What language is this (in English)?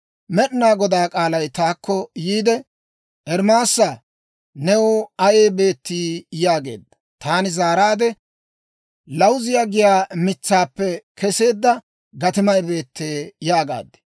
Dawro